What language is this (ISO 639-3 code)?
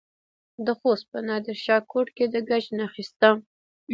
pus